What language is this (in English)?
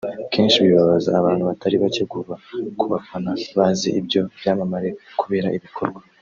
Kinyarwanda